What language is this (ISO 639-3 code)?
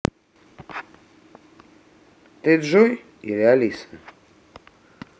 rus